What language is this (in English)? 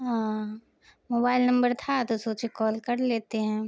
Urdu